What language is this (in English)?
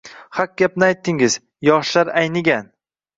Uzbek